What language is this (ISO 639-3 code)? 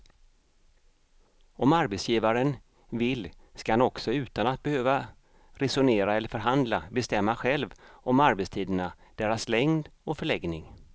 swe